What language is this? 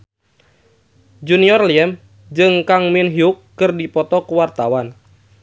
Sundanese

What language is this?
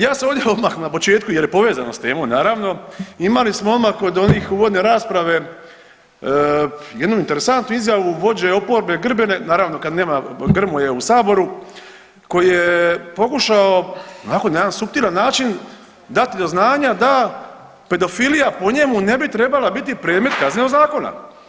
Croatian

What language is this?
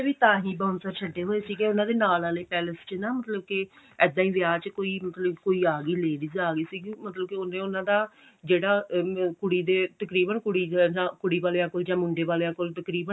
Punjabi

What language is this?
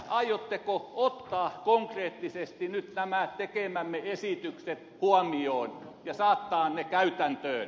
Finnish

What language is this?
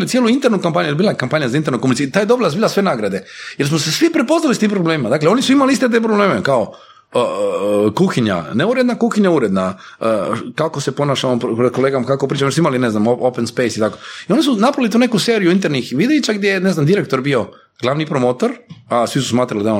Croatian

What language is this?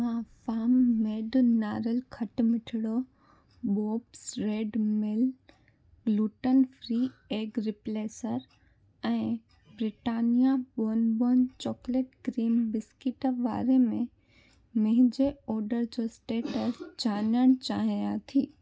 Sindhi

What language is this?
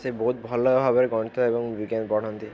Odia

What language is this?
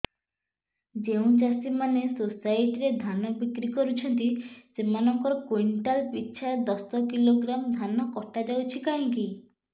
Odia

